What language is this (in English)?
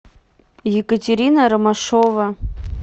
Russian